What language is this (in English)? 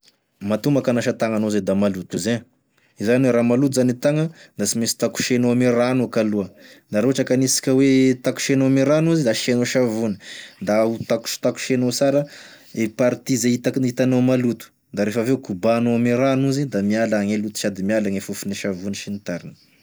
Tesaka Malagasy